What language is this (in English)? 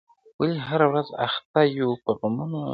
Pashto